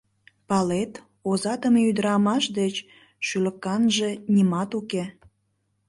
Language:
Mari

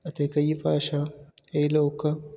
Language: Punjabi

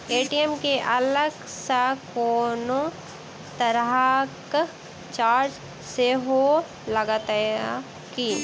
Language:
Maithili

